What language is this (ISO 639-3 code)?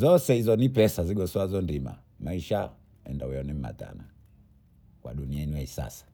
bou